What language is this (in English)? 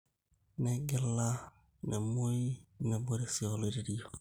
Masai